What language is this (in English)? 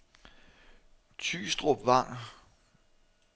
Danish